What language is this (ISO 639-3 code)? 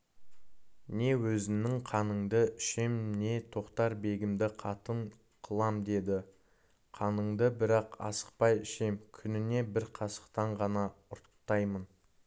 kaz